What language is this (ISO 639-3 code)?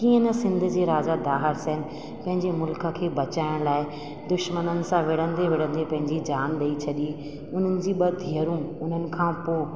snd